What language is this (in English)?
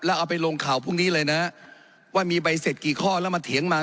Thai